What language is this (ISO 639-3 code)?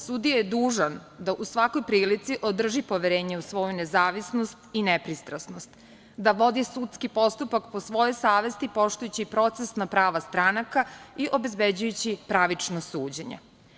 srp